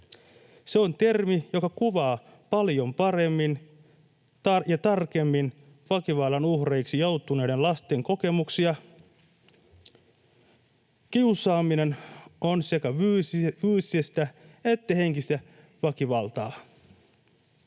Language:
Finnish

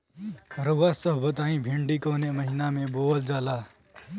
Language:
Bhojpuri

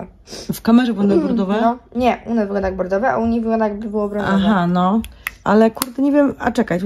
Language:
Polish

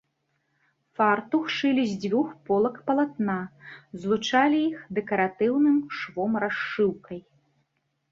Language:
Belarusian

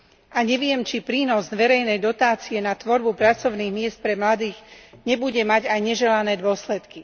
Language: Slovak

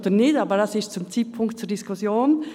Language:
Swiss German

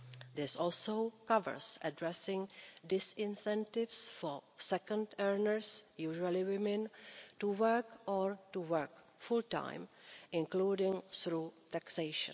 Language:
English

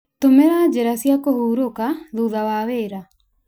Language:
Kikuyu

